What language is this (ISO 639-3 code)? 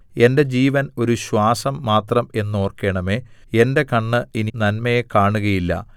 mal